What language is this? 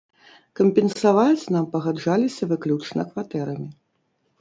Belarusian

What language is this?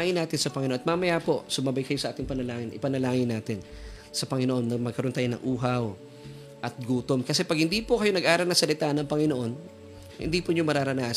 Filipino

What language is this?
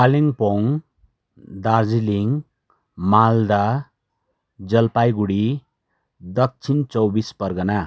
Nepali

